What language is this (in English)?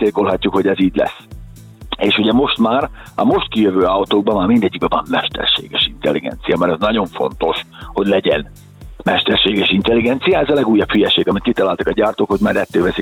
Hungarian